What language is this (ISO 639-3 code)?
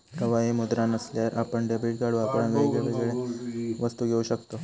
mar